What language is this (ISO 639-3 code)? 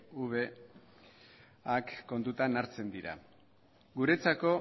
eus